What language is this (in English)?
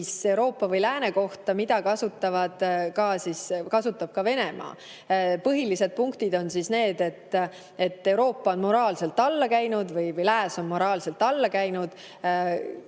Estonian